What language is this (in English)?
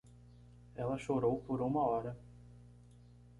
Portuguese